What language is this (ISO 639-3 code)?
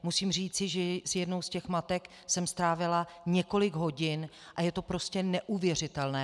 ces